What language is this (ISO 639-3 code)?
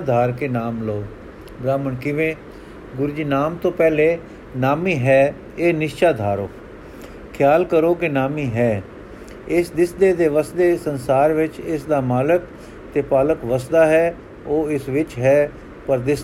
pan